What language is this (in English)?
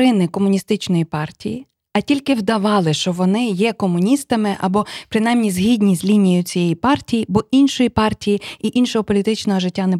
Ukrainian